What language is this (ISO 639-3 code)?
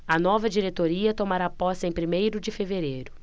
por